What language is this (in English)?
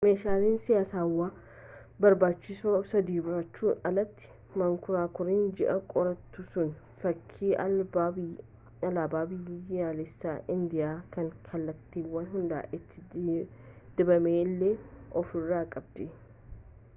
Oromo